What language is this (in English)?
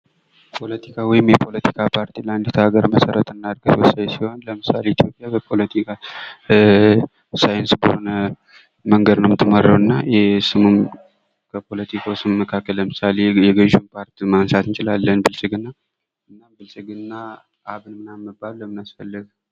Amharic